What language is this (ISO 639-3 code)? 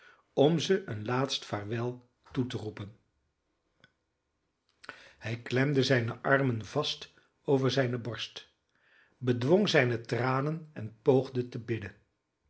nld